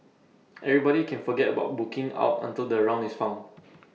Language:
English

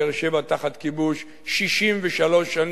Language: Hebrew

